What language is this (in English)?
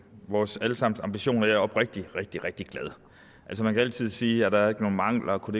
Danish